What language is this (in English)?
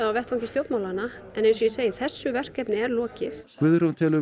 Icelandic